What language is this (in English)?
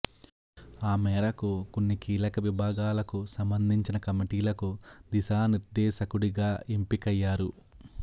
Telugu